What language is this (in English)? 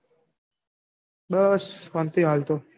Gujarati